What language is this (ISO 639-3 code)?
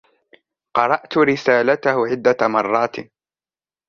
ara